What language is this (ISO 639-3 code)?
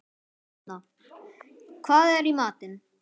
isl